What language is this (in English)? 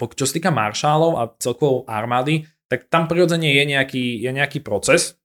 Slovak